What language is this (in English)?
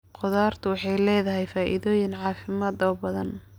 Somali